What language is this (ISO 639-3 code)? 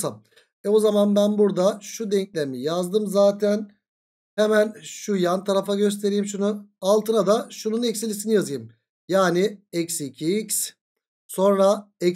tur